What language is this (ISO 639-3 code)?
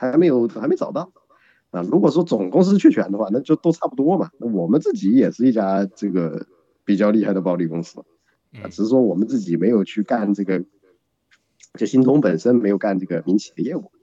zho